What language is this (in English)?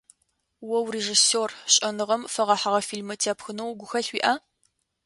Adyghe